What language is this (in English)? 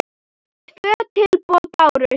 Icelandic